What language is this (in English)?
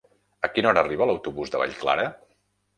Catalan